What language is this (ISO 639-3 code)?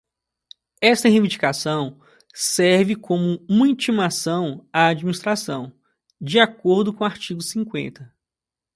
por